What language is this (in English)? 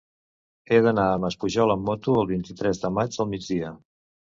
Catalan